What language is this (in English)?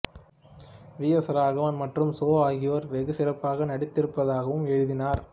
Tamil